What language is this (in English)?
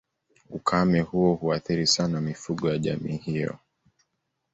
Swahili